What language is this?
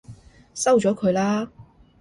Cantonese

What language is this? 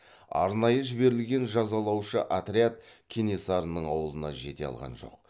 Kazakh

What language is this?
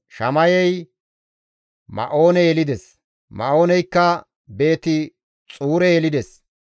Gamo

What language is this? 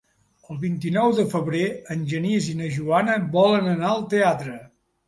Catalan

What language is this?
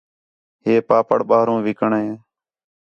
Khetrani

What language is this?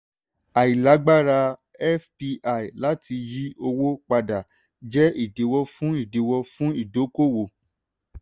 Yoruba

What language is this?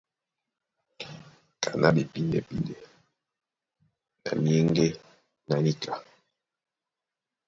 Duala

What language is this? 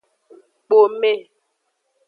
Aja (Benin)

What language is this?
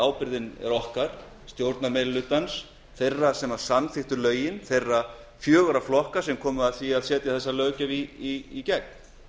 Icelandic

